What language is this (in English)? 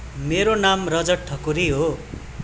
Nepali